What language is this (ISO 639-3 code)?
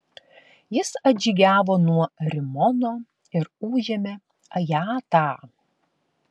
lit